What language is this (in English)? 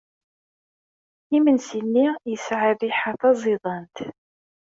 Kabyle